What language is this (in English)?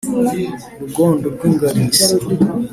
Kinyarwanda